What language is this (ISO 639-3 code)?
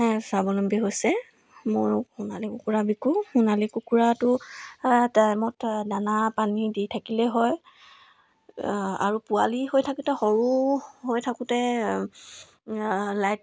asm